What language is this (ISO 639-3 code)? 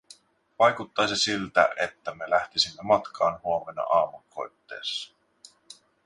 fin